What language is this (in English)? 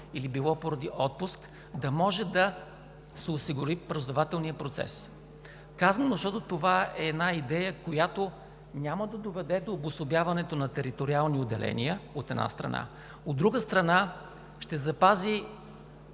Bulgarian